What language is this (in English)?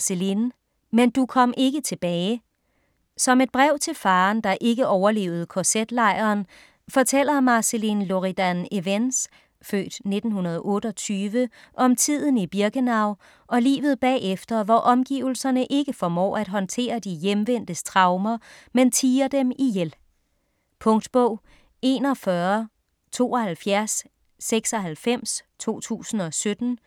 Danish